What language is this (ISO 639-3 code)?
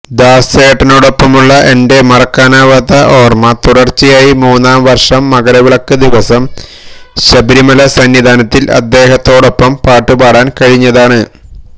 mal